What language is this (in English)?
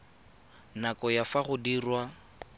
Tswana